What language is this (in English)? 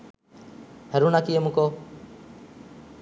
Sinhala